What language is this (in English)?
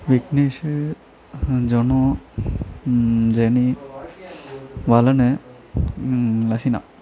Tamil